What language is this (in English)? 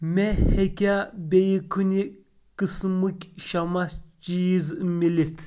Kashmiri